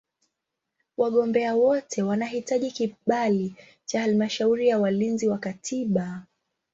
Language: Swahili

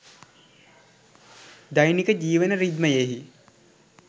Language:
Sinhala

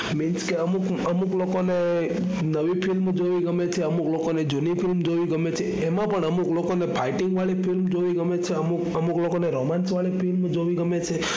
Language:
Gujarati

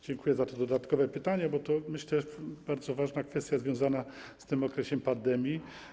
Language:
Polish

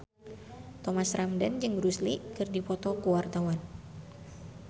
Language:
Sundanese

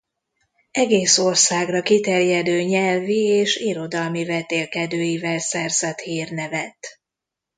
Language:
Hungarian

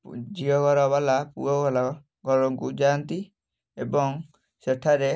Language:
Odia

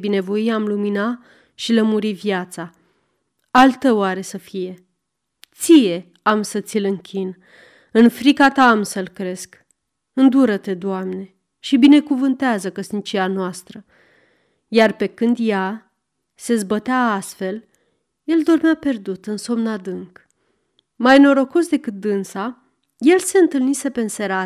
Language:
Romanian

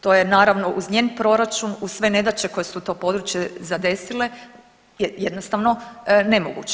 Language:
Croatian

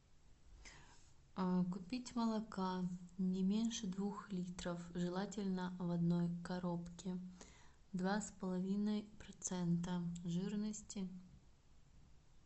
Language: Russian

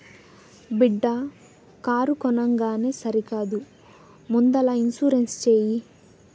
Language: Telugu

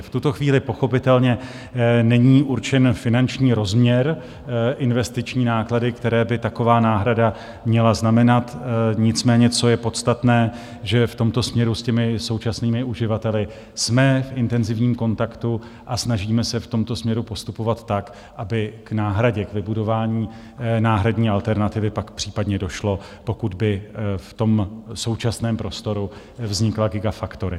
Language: Czech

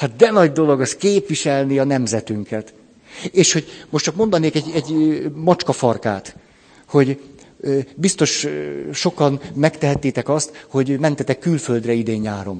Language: Hungarian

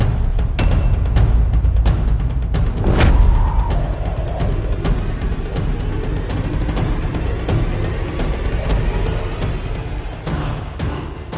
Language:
Indonesian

